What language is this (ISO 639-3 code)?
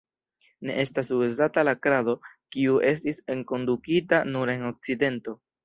epo